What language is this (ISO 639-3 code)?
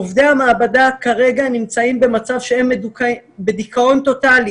heb